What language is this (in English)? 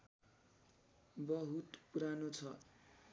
Nepali